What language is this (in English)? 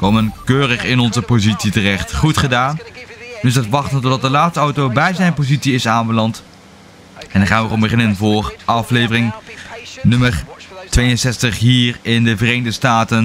Dutch